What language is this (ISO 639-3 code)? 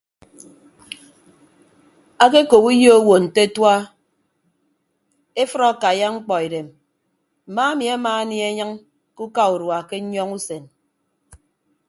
ibb